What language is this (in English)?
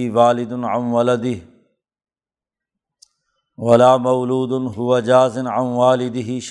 Urdu